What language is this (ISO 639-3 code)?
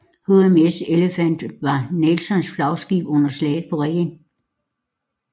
dan